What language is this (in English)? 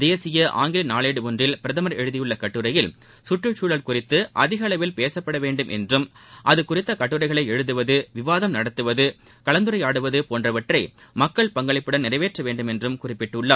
Tamil